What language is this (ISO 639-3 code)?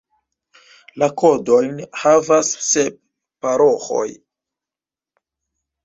epo